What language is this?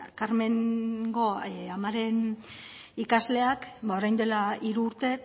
Basque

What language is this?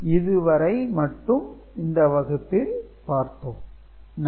Tamil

